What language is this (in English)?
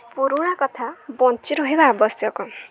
Odia